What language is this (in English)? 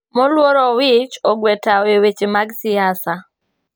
Luo (Kenya and Tanzania)